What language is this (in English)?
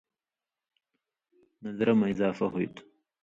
Indus Kohistani